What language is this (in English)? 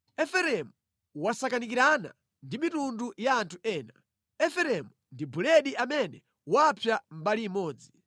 Nyanja